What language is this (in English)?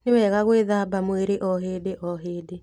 Kikuyu